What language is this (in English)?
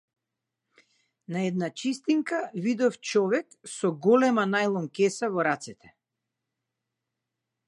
Macedonian